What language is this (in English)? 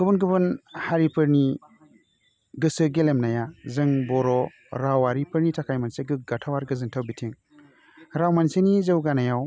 Bodo